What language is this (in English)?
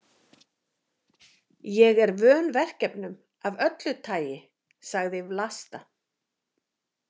Icelandic